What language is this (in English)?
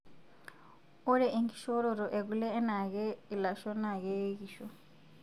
Masai